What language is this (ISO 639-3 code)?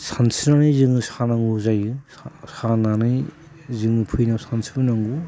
brx